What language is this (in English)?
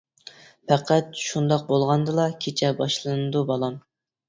Uyghur